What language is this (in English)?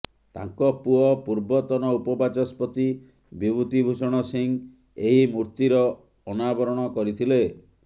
Odia